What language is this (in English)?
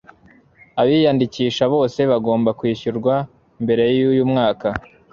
Kinyarwanda